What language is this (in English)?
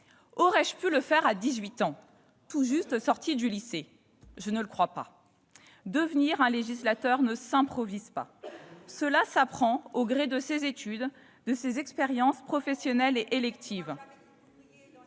French